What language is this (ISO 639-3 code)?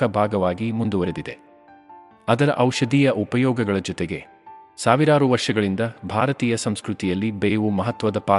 kan